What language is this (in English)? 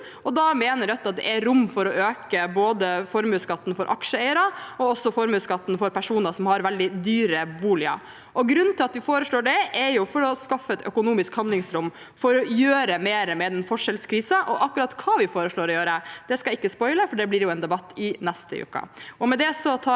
Norwegian